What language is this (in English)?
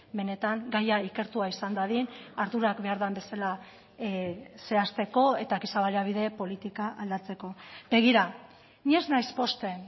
Basque